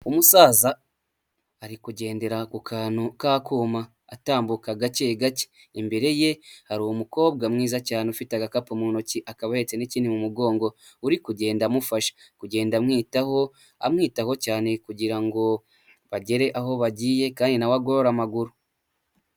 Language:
Kinyarwanda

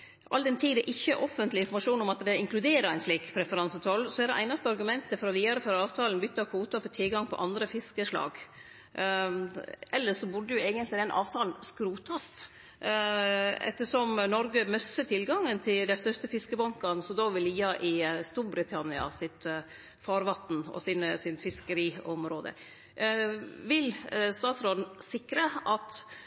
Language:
Norwegian Nynorsk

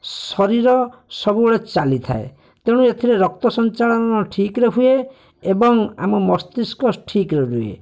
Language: Odia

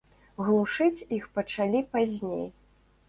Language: Belarusian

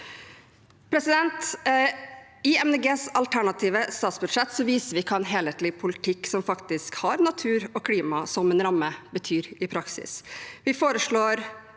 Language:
Norwegian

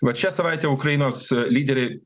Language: Lithuanian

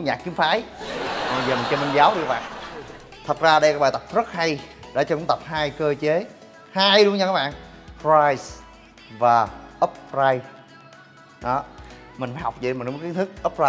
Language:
Vietnamese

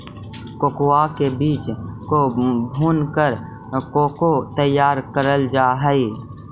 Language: Magahi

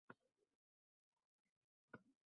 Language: Uzbek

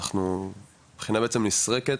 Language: Hebrew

